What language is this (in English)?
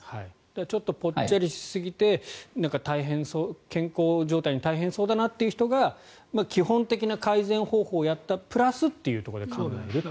Japanese